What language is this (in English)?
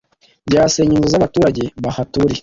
Kinyarwanda